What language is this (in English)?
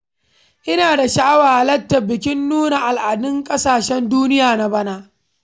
Hausa